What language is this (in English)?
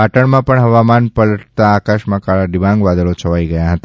Gujarati